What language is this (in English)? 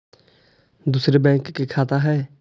Magahi